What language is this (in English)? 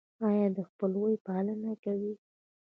Pashto